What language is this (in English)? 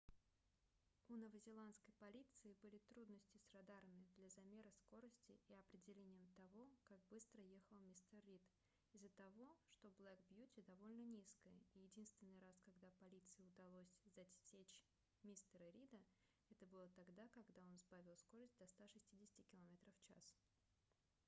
Russian